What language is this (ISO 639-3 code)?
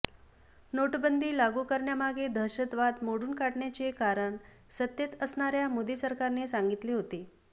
mar